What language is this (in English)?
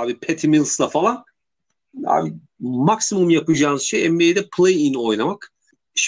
Turkish